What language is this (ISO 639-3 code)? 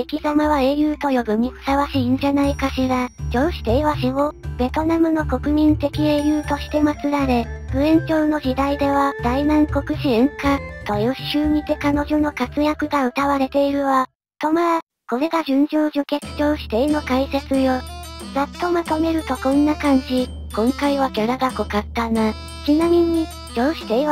jpn